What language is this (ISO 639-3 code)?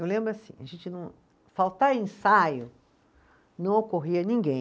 por